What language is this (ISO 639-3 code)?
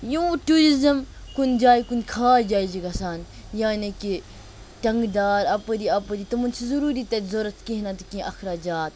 kas